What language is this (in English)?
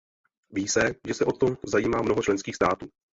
Czech